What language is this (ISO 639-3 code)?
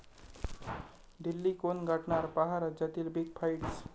mar